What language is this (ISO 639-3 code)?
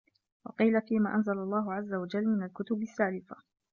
ara